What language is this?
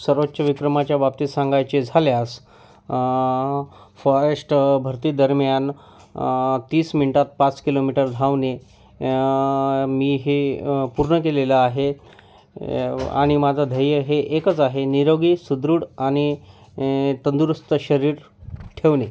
Marathi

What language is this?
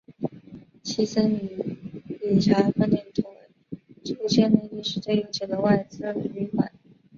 Chinese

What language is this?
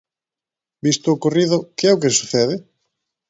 Galician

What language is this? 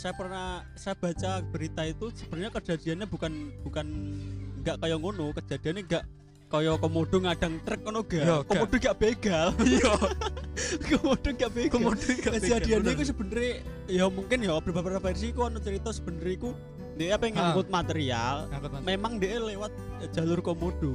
Indonesian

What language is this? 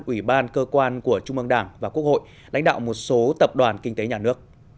Vietnamese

